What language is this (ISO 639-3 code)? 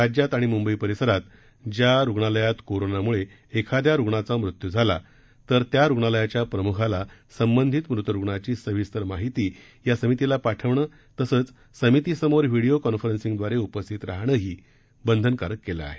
mar